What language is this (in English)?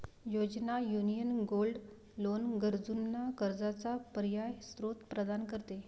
Marathi